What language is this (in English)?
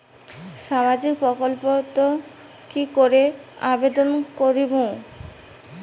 Bangla